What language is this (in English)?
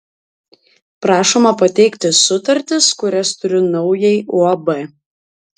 Lithuanian